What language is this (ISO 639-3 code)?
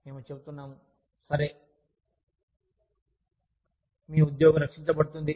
tel